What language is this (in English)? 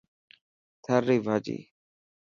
Dhatki